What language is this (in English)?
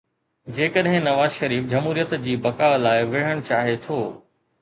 Sindhi